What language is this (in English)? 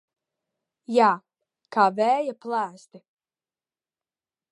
Latvian